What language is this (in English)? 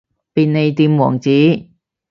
Cantonese